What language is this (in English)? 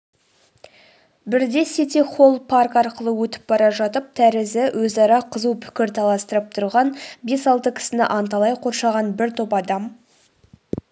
Kazakh